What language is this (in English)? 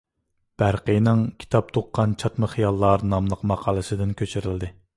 Uyghur